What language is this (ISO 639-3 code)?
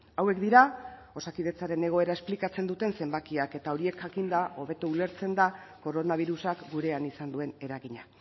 eus